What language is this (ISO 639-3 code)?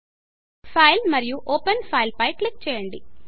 tel